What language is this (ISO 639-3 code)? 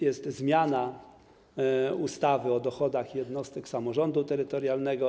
pol